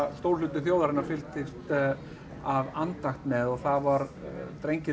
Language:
Icelandic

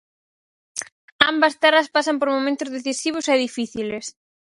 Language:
Galician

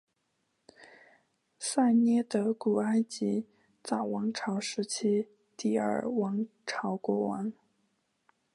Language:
Chinese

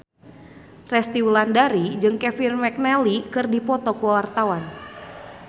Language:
Sundanese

